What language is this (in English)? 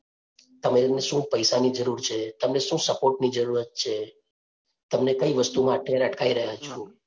Gujarati